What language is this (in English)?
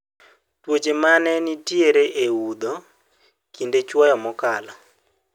Luo (Kenya and Tanzania)